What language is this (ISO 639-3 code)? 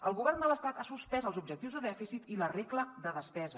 cat